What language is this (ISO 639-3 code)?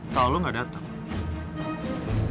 ind